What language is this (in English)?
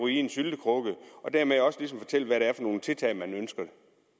Danish